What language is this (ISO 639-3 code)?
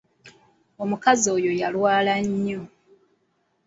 lug